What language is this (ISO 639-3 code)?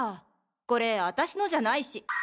jpn